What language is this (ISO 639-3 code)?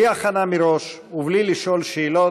heb